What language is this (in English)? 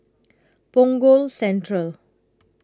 English